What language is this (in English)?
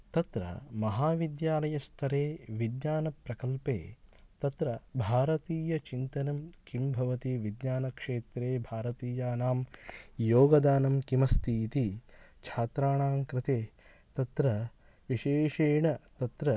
Sanskrit